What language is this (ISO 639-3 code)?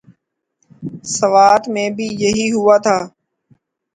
urd